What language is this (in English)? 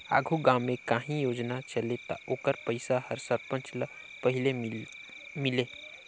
Chhattisgarhi